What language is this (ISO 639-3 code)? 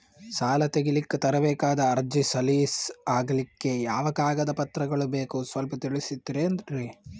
kan